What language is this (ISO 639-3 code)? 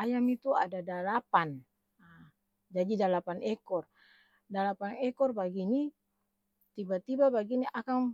abs